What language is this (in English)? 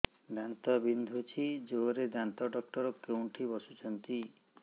Odia